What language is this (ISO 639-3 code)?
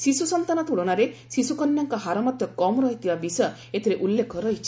ori